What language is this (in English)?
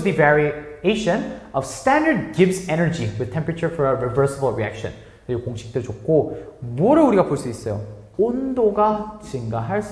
Korean